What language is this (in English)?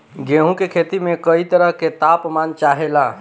Bhojpuri